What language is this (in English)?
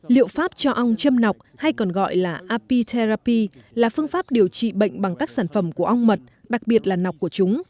Vietnamese